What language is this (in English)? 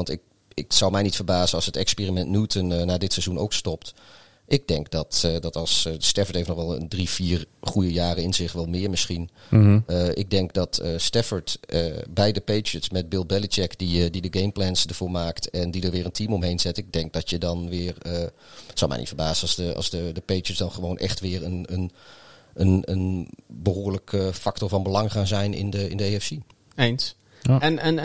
Dutch